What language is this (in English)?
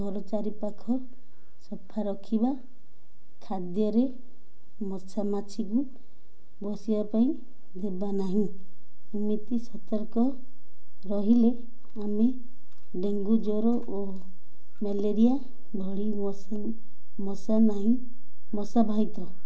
Odia